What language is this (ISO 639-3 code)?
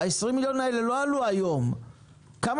heb